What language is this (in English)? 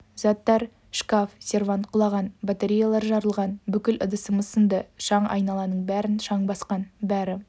Kazakh